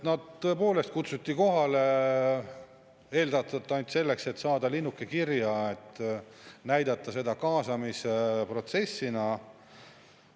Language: Estonian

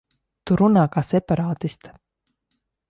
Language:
Latvian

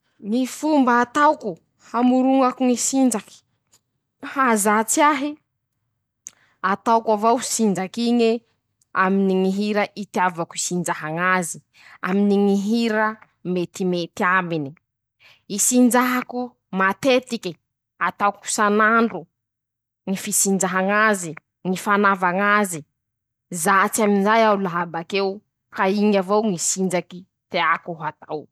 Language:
Masikoro Malagasy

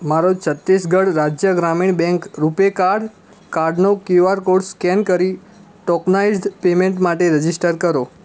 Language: Gujarati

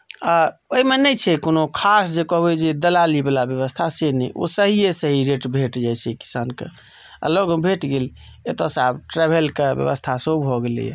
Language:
Maithili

